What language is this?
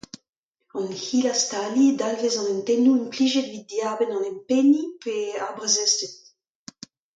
Breton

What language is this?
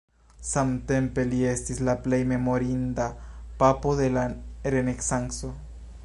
Esperanto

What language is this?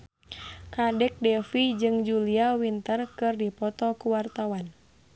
Sundanese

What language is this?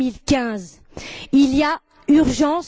French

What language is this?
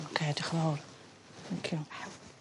Welsh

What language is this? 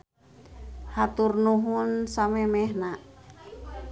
Sundanese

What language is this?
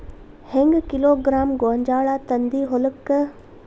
Kannada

